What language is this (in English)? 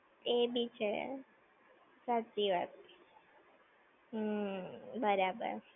Gujarati